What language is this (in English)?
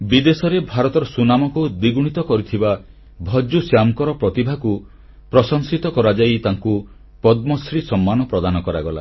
Odia